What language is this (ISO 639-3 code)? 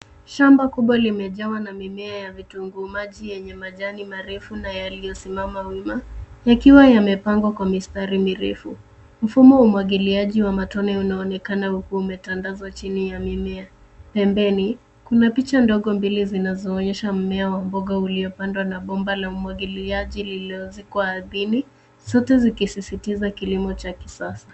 swa